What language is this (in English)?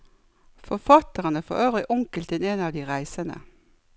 Norwegian